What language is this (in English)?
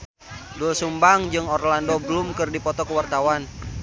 Sundanese